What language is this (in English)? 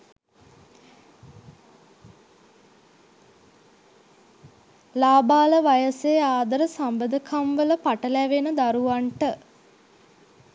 Sinhala